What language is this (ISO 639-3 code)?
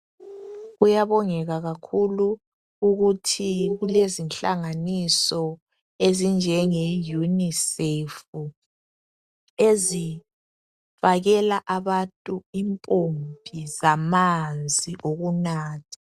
nde